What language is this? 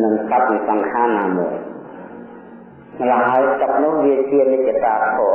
Vietnamese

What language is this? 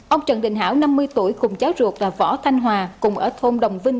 Vietnamese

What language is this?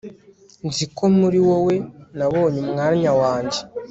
Kinyarwanda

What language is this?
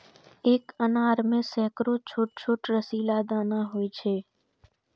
Maithili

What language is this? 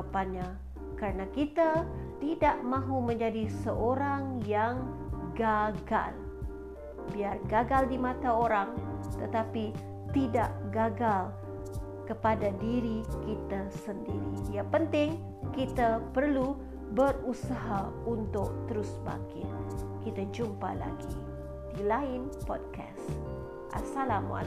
Malay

